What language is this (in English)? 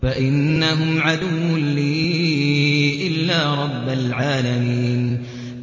Arabic